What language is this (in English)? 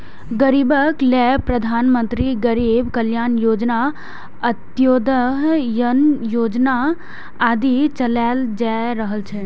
Maithili